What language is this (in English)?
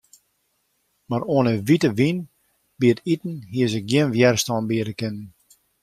Western Frisian